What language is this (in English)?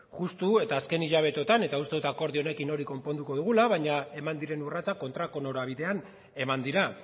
Basque